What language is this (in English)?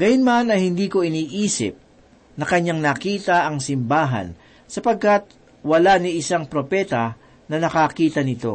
Filipino